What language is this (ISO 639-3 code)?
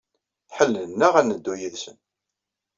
kab